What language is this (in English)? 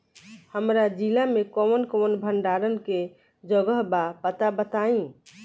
Bhojpuri